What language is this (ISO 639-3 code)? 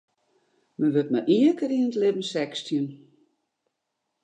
fry